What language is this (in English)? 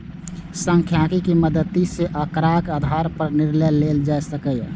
Maithili